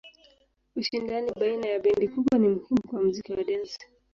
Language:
Swahili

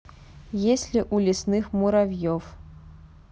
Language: Russian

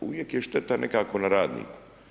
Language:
Croatian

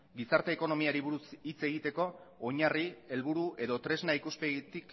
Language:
Basque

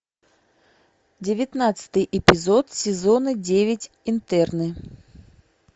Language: Russian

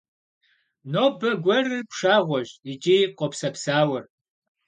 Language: Kabardian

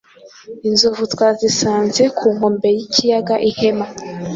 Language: Kinyarwanda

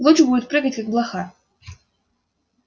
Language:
Russian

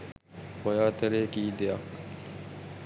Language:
Sinhala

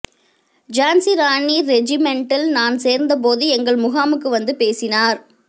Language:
Tamil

